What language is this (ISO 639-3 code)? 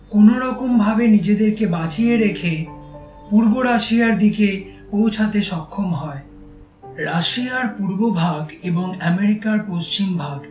ben